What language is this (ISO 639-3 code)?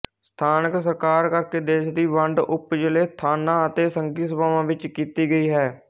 pan